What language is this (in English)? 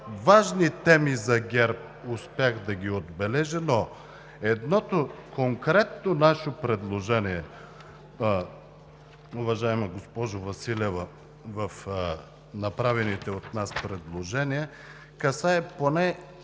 Bulgarian